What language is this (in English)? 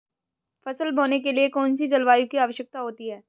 Hindi